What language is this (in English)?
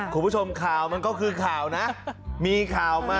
Thai